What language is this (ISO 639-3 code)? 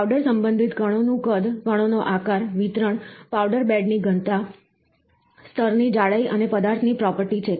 guj